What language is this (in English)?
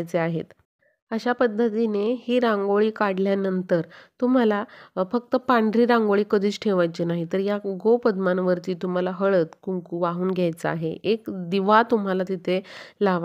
Marathi